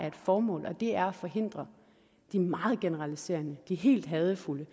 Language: Danish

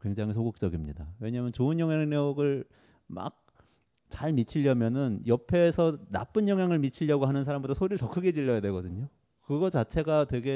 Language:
Korean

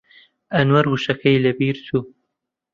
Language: Central Kurdish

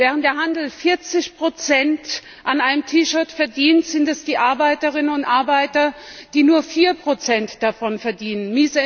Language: German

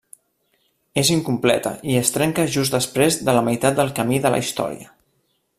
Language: Catalan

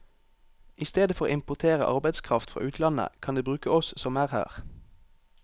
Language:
Norwegian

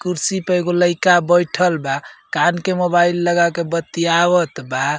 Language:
Bhojpuri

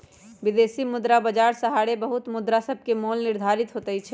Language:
Magahi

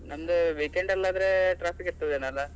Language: Kannada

